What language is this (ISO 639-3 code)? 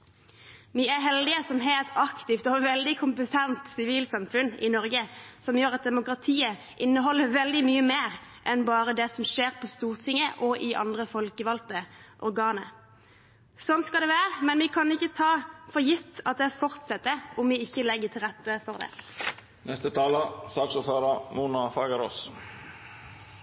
nob